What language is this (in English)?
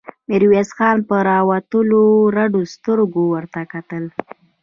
Pashto